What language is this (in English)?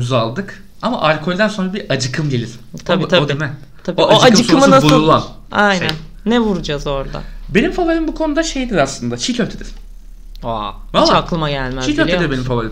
Turkish